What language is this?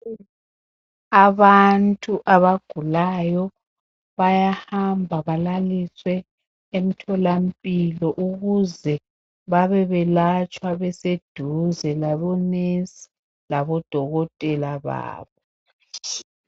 North Ndebele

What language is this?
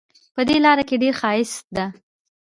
Pashto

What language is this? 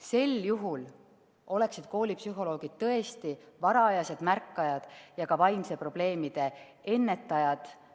Estonian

